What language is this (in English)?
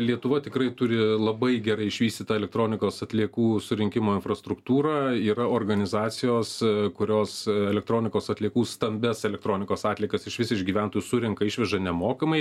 Lithuanian